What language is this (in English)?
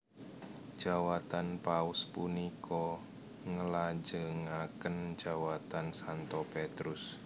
Javanese